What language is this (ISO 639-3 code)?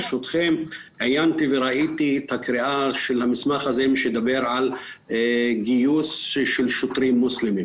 heb